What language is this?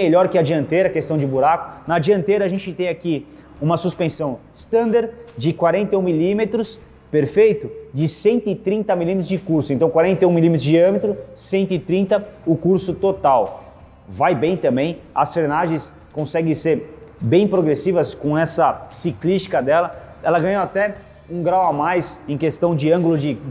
Portuguese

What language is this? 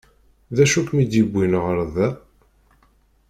Kabyle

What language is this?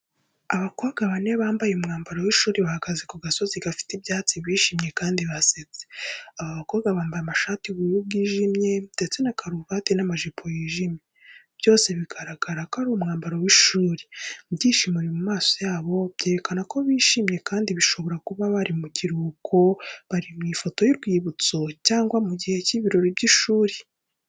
Kinyarwanda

